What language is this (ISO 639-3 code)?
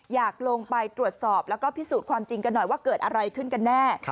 tha